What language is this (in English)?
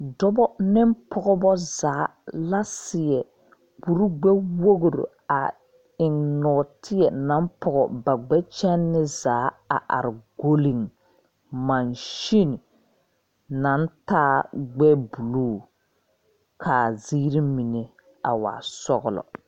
Southern Dagaare